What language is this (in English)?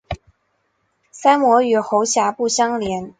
Chinese